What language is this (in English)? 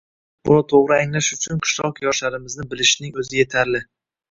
Uzbek